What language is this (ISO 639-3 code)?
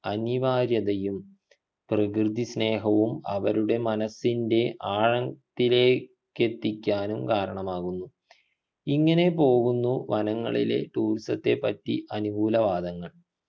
mal